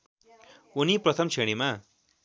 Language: Nepali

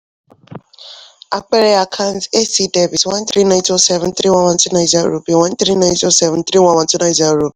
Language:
Yoruba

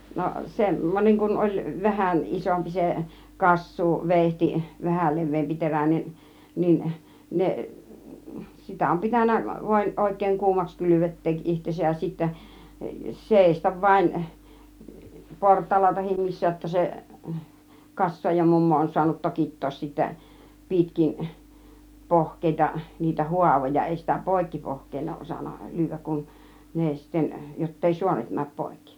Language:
Finnish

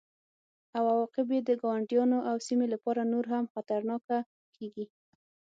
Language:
Pashto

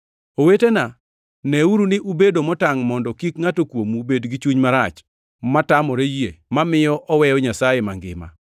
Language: Luo (Kenya and Tanzania)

